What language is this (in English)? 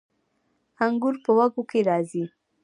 Pashto